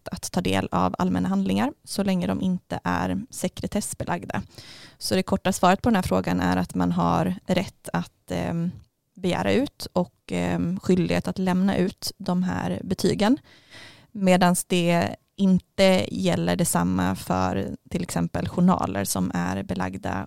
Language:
Swedish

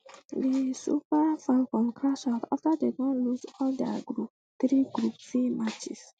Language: Nigerian Pidgin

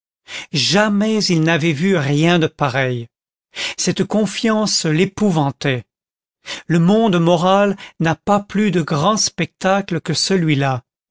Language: French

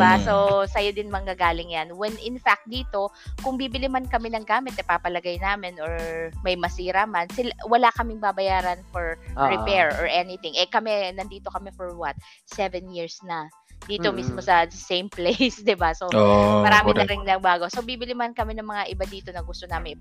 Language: Filipino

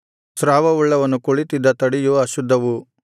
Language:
Kannada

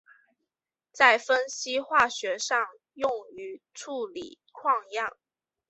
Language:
Chinese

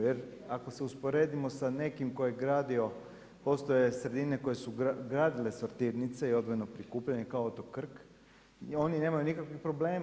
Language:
Croatian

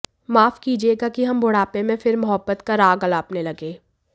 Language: Hindi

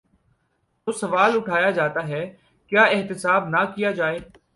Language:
Urdu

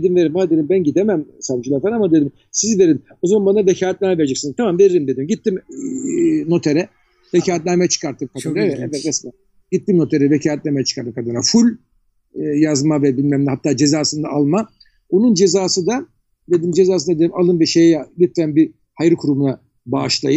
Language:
Turkish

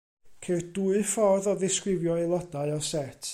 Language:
Welsh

